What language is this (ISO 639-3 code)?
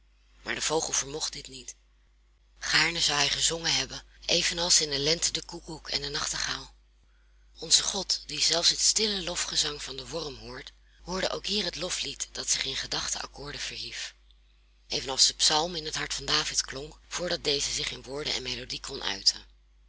nld